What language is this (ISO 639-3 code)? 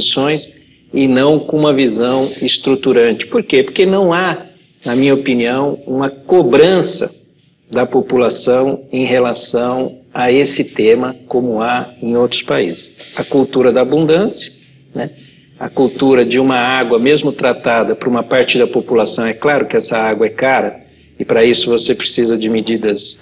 por